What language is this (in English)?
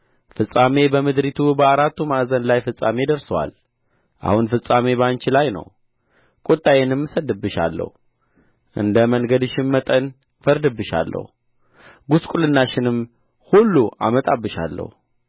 Amharic